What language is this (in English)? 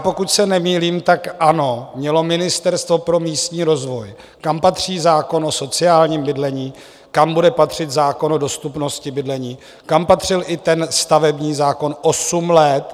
Czech